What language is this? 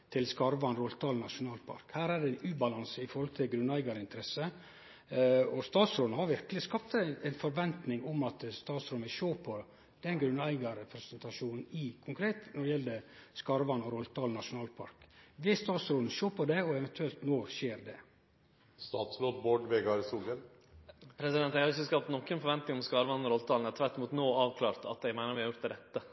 Norwegian Nynorsk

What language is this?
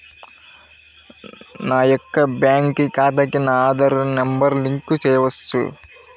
Telugu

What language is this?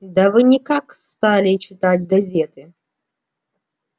Russian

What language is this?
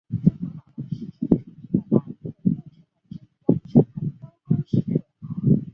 Chinese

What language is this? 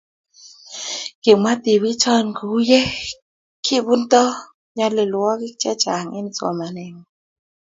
Kalenjin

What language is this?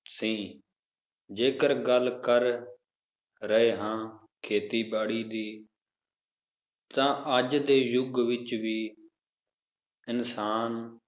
Punjabi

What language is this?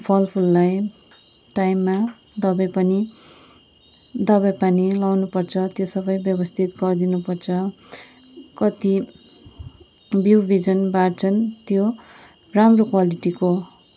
Nepali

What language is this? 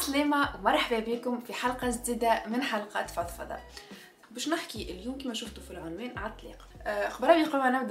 Arabic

